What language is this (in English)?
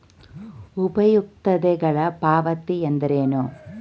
Kannada